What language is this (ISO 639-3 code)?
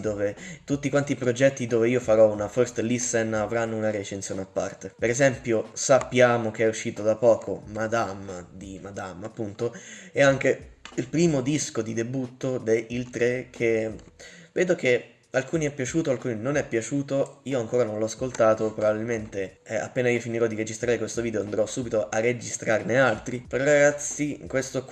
ita